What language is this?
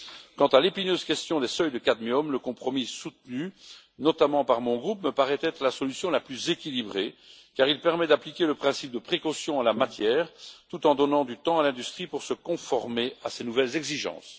French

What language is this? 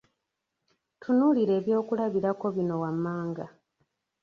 Ganda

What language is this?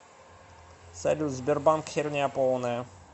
Russian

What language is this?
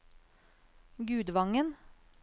Norwegian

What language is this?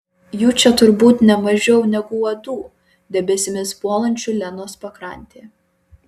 Lithuanian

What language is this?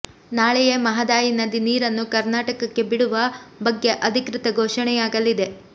Kannada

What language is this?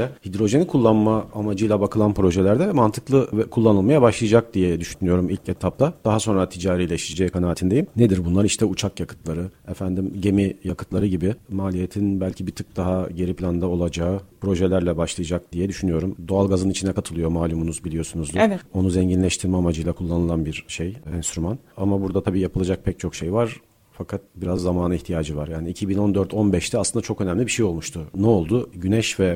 Turkish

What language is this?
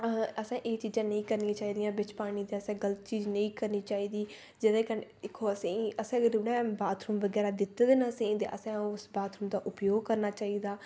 Dogri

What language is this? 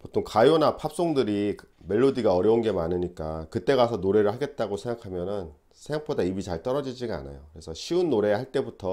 Korean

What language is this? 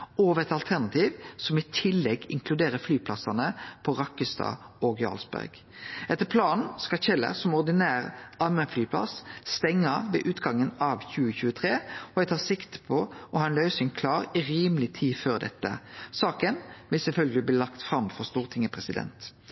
Norwegian Nynorsk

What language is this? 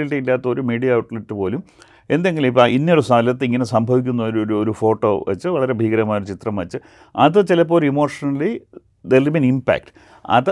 Malayalam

